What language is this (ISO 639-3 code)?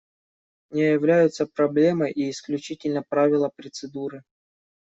rus